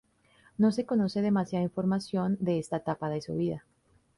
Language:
Spanish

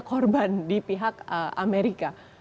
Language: Indonesian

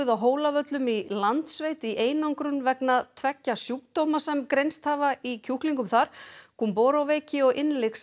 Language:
Icelandic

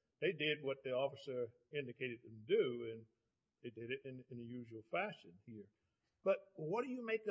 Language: English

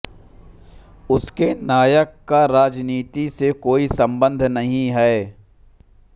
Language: Hindi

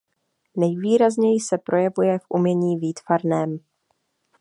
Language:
Czech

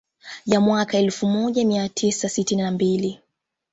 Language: Swahili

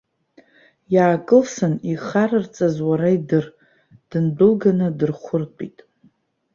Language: Abkhazian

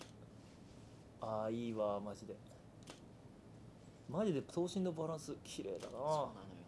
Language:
Japanese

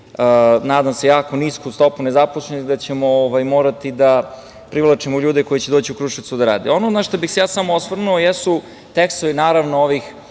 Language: Serbian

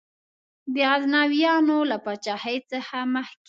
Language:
Pashto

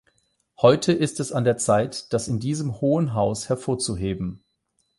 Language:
German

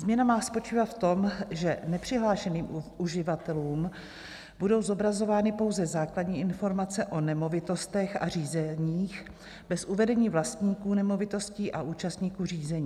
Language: Czech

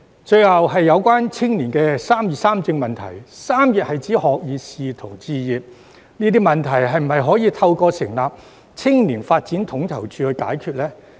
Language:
Cantonese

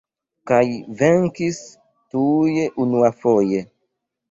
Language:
Esperanto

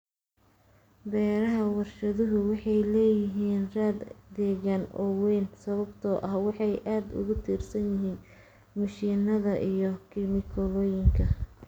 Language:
Somali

